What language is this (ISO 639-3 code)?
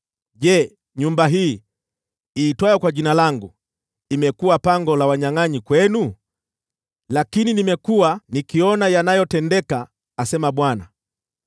swa